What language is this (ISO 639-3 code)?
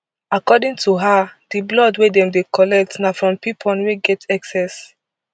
pcm